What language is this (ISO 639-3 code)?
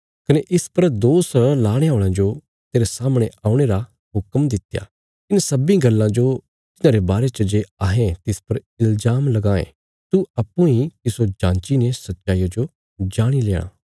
kfs